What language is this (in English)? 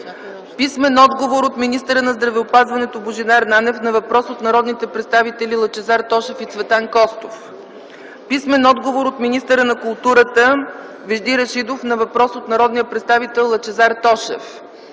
Bulgarian